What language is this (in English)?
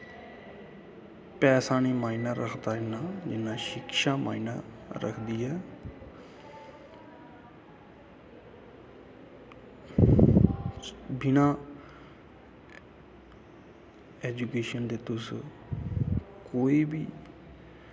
Dogri